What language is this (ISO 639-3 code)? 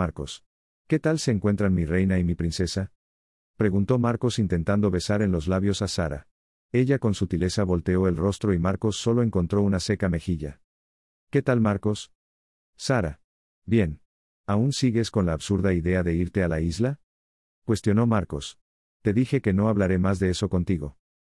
spa